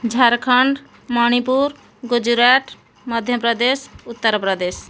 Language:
Odia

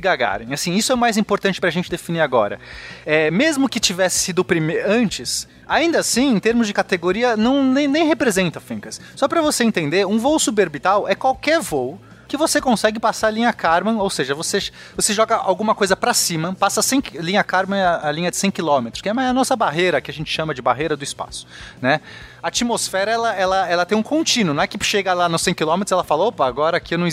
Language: Portuguese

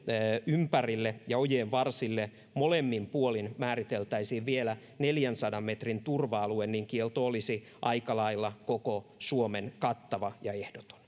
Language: Finnish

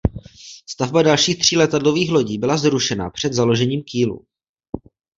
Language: Czech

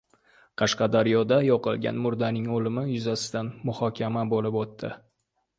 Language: Uzbek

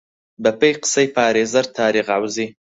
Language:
Central Kurdish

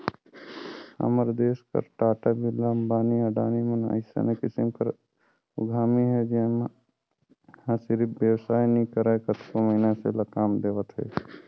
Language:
Chhattisgarhi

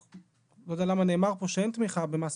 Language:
Hebrew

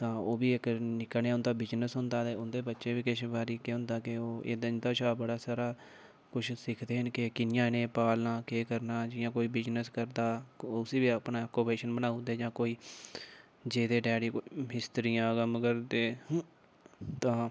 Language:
Dogri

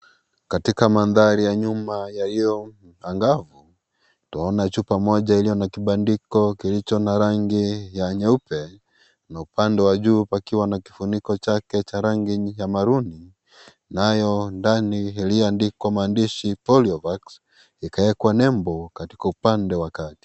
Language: Swahili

